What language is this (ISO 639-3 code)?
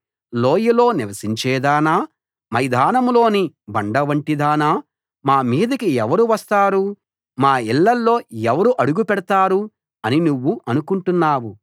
tel